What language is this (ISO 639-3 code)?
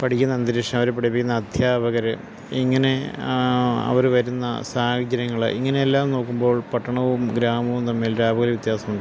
mal